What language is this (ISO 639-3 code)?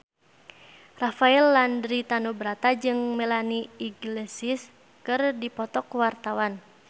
sun